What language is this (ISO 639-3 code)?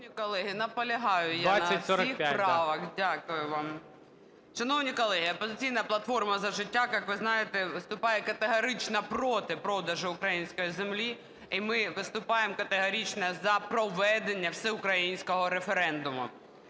ukr